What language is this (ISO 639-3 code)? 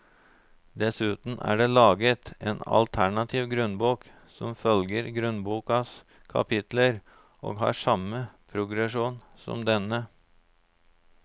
nor